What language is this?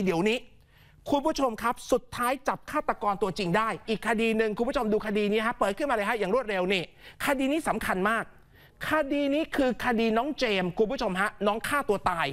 Thai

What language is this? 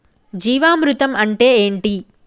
Telugu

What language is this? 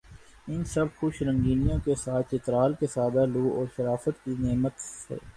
Urdu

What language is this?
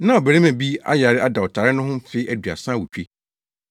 Akan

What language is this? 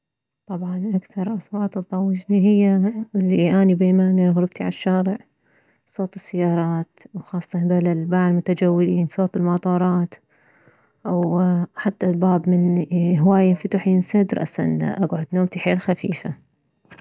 Mesopotamian Arabic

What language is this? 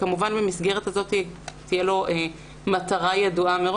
Hebrew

